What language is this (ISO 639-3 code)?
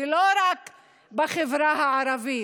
heb